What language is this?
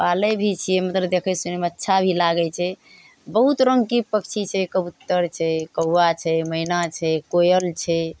Maithili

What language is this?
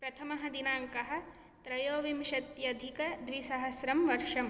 Sanskrit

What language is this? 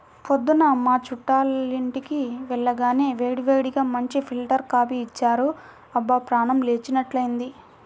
Telugu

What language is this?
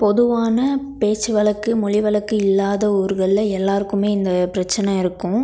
Tamil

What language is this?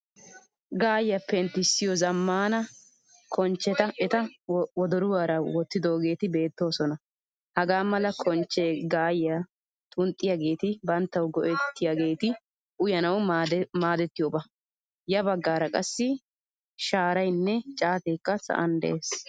Wolaytta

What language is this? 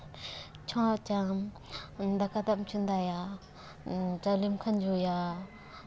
Santali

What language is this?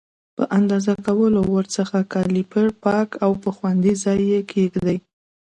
Pashto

